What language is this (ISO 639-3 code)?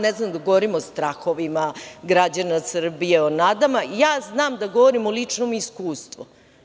srp